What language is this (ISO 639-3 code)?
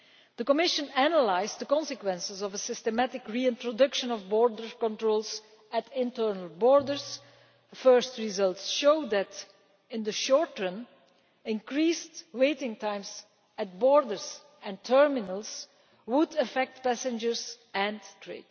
eng